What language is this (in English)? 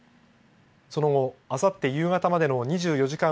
Japanese